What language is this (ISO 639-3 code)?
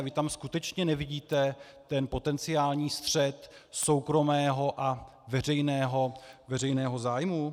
ces